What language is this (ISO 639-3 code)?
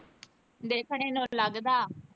pan